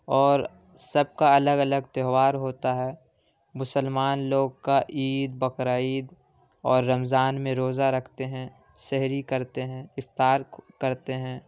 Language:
Urdu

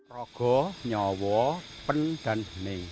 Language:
Indonesian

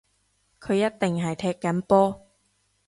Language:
Cantonese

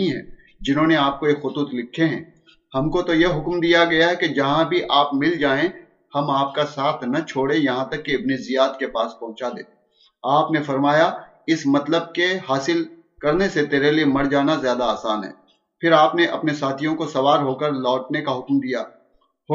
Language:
Urdu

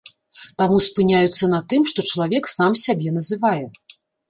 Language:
Belarusian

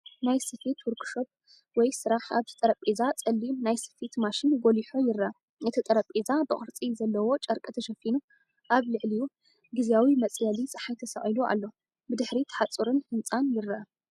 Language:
Tigrinya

